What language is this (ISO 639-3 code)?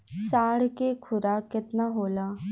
bho